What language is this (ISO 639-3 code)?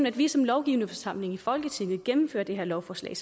dan